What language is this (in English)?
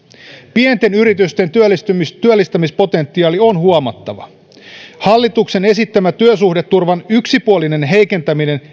Finnish